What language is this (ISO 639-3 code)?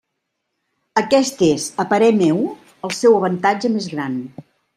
cat